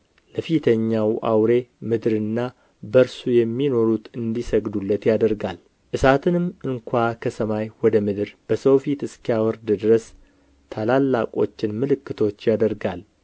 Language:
Amharic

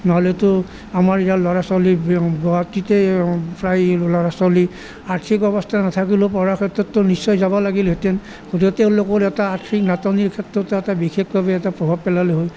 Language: Assamese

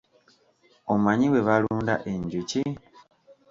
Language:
Ganda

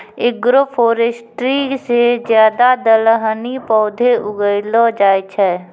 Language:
Maithili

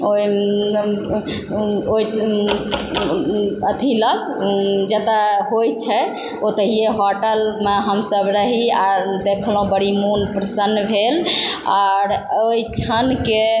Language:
Maithili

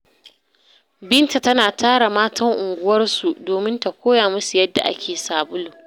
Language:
Hausa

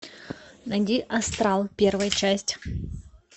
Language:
Russian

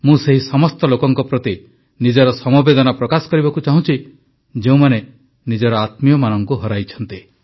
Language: Odia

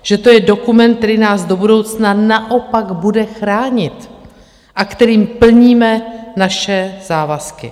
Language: Czech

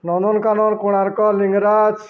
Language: Odia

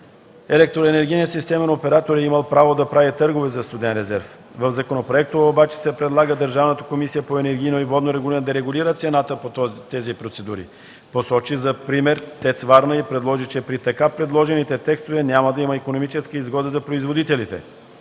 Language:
Bulgarian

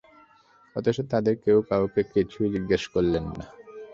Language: Bangla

